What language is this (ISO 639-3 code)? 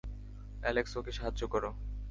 ben